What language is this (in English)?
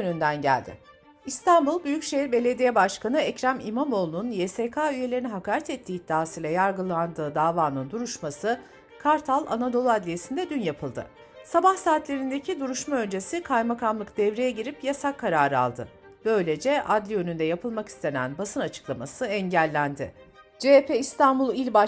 Turkish